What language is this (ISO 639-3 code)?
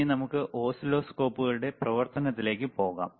mal